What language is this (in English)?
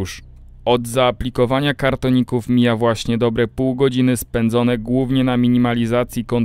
Polish